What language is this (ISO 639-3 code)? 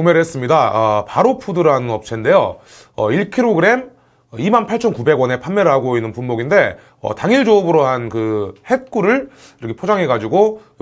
kor